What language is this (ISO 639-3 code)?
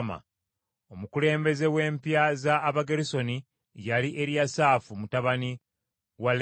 lug